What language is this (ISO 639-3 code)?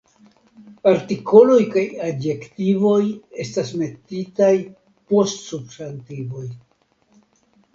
epo